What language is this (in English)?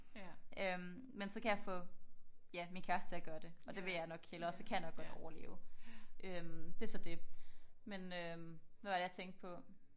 Danish